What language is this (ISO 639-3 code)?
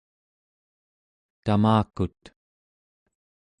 esu